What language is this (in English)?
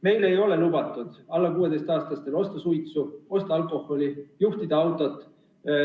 Estonian